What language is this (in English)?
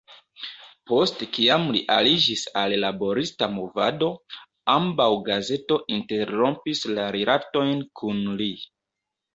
Esperanto